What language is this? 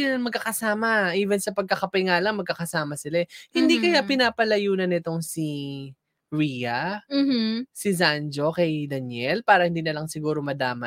Filipino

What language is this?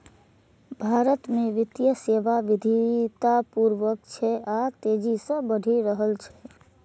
Maithili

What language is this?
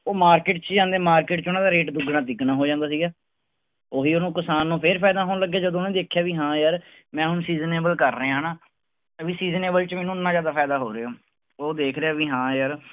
Punjabi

